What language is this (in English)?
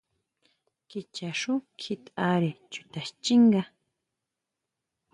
Huautla Mazatec